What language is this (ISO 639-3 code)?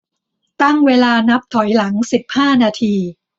tha